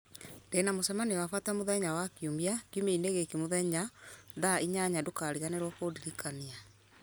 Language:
Kikuyu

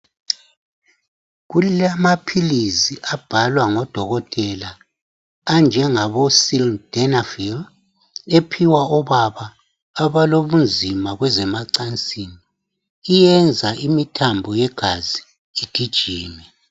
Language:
North Ndebele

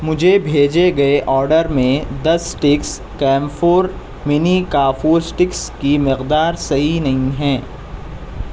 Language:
Urdu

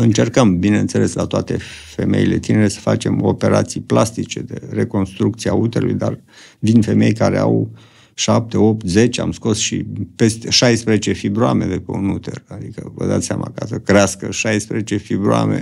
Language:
Romanian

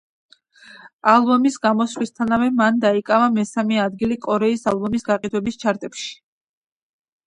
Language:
Georgian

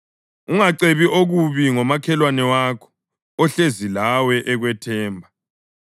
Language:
North Ndebele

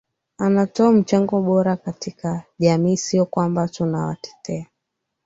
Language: Swahili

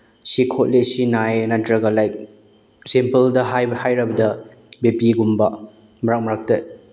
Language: Manipuri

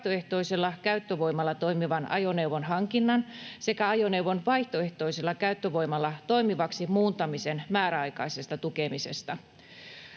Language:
Finnish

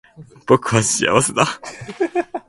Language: Japanese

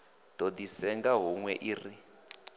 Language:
Venda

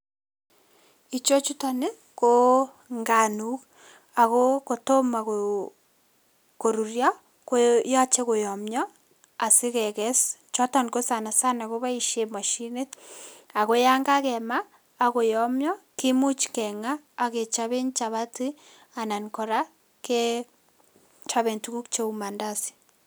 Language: Kalenjin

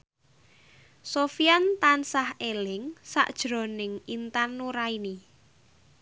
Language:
Javanese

